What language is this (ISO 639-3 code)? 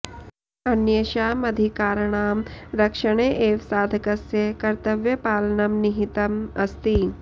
san